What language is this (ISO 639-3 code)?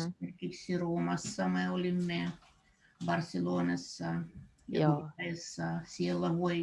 fin